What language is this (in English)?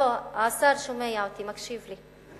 Hebrew